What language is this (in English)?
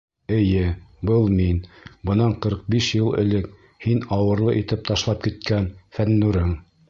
Bashkir